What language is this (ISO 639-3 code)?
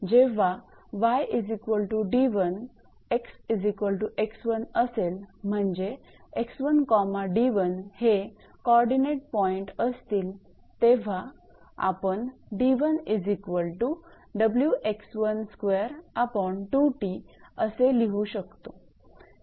mar